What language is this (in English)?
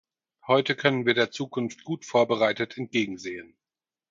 German